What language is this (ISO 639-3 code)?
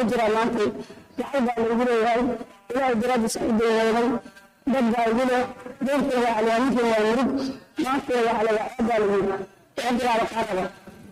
ara